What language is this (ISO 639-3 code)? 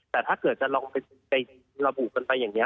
tha